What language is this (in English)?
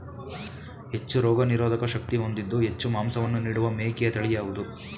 Kannada